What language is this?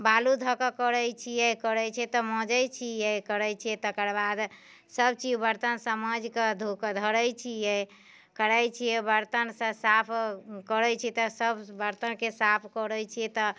Maithili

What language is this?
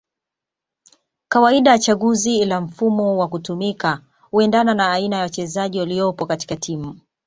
Swahili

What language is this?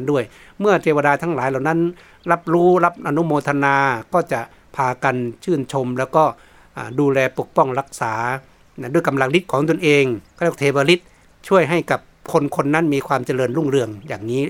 Thai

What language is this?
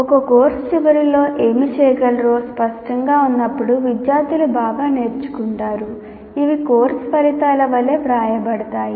Telugu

